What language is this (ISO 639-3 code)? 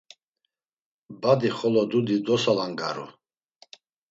lzz